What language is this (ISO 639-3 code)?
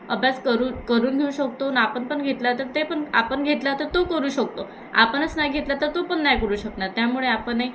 mar